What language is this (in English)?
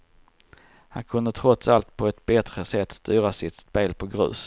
Swedish